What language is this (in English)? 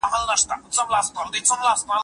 Pashto